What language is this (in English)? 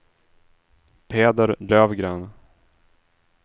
Swedish